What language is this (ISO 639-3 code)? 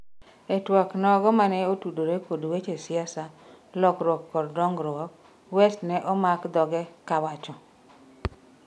luo